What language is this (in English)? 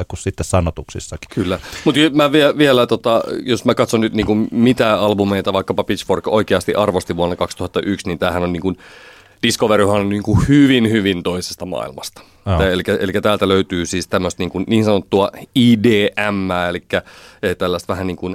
Finnish